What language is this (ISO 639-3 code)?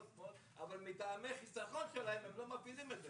heb